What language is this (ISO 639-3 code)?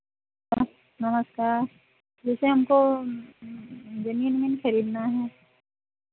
hin